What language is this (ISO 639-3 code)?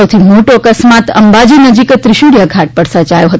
guj